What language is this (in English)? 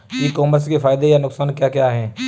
Hindi